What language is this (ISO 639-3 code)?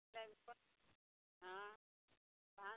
mai